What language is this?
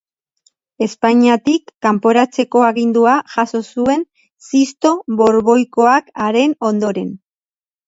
Basque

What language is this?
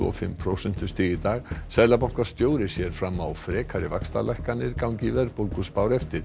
Icelandic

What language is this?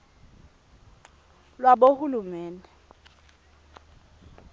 Swati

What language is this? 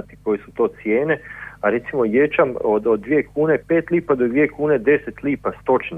Croatian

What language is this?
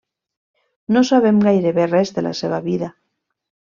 Catalan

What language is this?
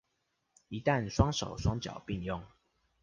Chinese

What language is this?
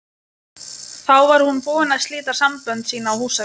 Icelandic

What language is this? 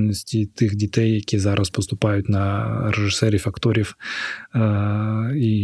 Ukrainian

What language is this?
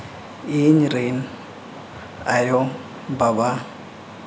Santali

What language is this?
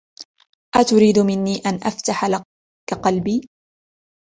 Arabic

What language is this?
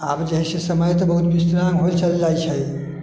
Maithili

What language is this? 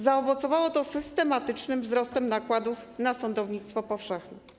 Polish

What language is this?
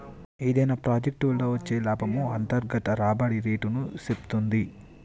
Telugu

